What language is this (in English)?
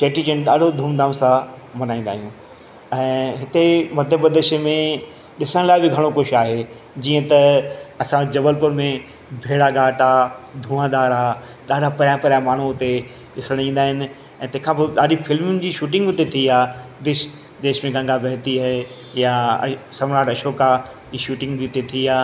Sindhi